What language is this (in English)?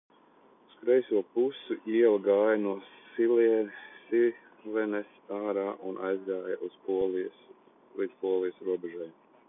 Latvian